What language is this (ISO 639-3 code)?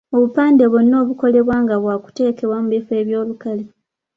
lug